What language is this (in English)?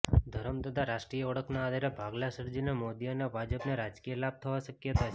Gujarati